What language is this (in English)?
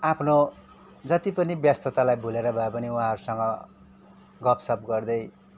Nepali